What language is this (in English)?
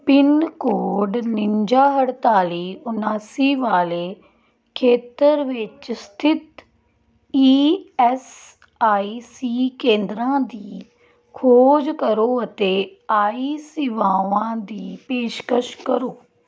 Punjabi